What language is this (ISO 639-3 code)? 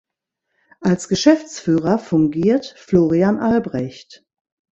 deu